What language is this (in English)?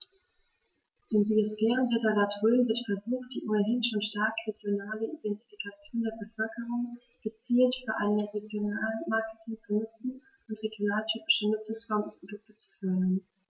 German